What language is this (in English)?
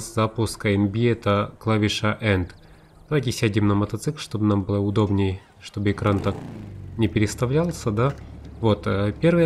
Russian